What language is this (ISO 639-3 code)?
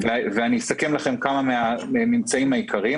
heb